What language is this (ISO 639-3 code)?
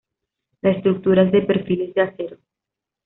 spa